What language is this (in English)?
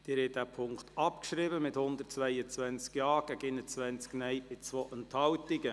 Swiss German